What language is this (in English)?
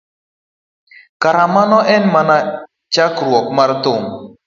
Luo (Kenya and Tanzania)